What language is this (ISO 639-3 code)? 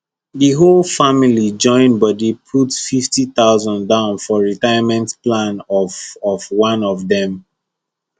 pcm